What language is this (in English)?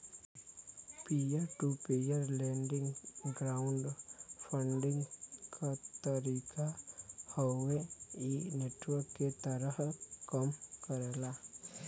Bhojpuri